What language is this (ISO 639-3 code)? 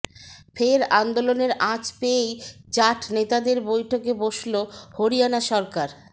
ben